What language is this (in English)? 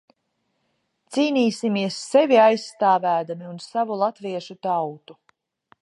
Latvian